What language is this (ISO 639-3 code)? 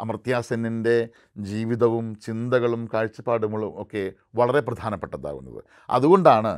mal